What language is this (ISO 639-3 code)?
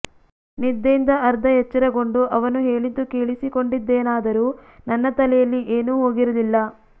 kan